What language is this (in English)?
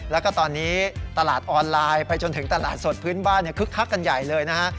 Thai